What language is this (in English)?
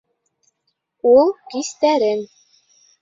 Bashkir